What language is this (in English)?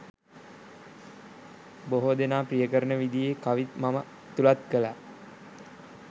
Sinhala